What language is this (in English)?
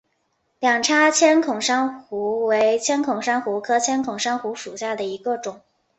Chinese